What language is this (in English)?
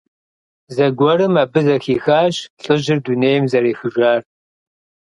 Kabardian